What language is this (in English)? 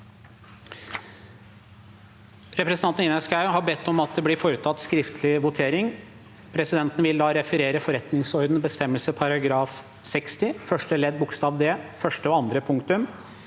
Norwegian